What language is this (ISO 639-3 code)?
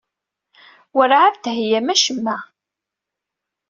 kab